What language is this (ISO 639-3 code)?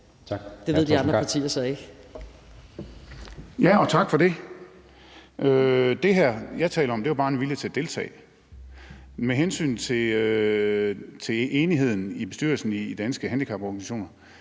dan